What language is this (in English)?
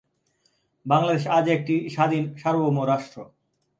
Bangla